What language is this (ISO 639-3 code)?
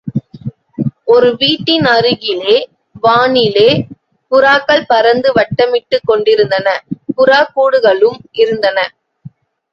tam